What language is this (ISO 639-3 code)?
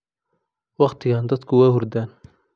som